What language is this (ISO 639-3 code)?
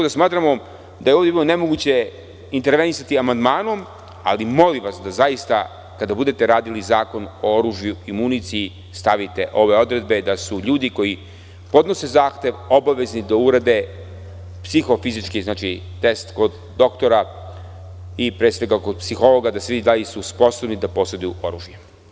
srp